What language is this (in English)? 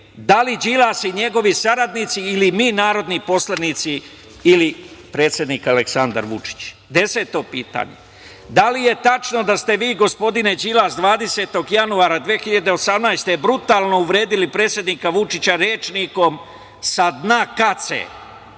Serbian